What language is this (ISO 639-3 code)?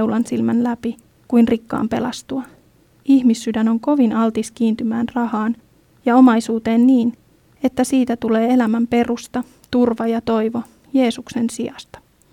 fin